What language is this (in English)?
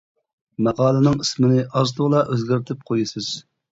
Uyghur